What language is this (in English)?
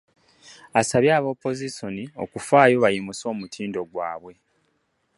Ganda